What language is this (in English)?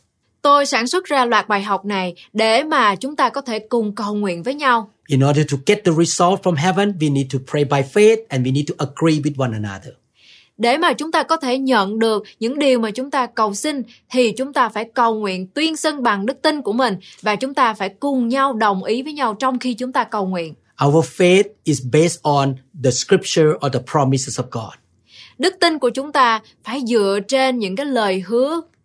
Vietnamese